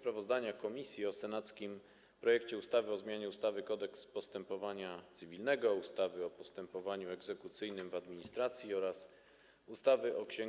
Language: Polish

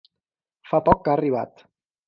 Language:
Catalan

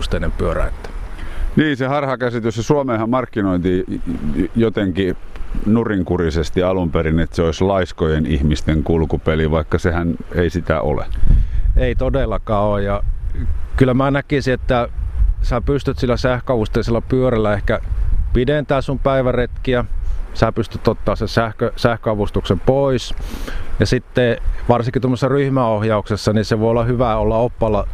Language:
Finnish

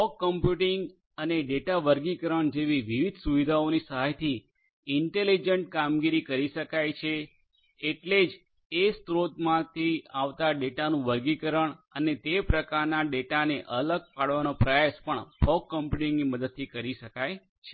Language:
Gujarati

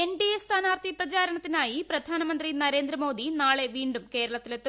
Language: Malayalam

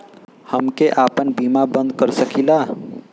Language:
Bhojpuri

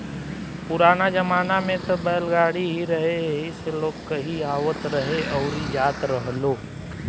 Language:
Bhojpuri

